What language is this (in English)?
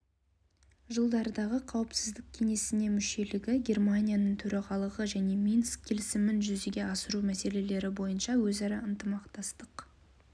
Kazakh